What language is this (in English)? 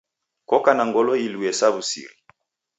Taita